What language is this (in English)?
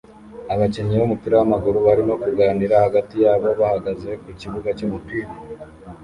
Kinyarwanda